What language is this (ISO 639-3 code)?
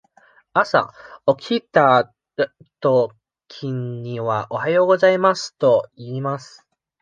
jpn